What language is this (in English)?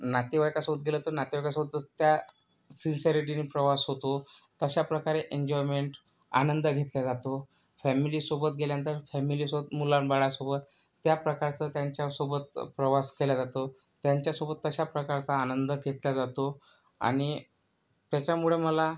Marathi